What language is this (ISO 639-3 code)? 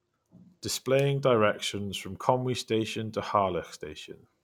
eng